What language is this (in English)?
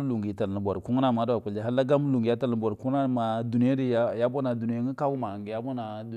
Buduma